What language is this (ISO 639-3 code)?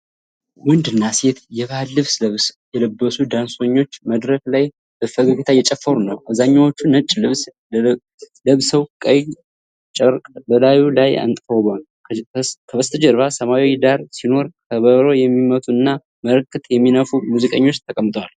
amh